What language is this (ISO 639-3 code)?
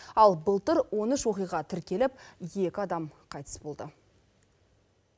kaz